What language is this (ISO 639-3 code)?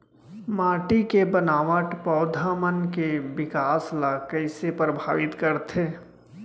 hne